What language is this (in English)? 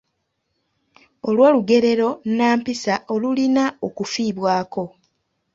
Ganda